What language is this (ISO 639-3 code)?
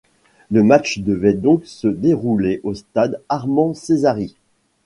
fra